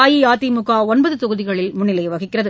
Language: Tamil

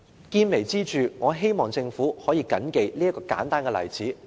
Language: Cantonese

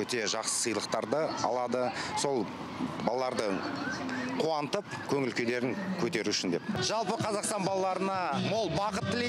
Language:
Turkish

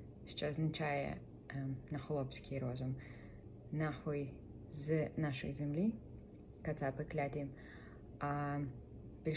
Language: Ukrainian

